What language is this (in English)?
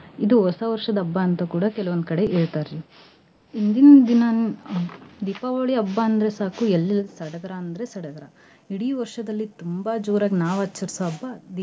Kannada